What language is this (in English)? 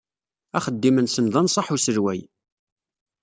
Kabyle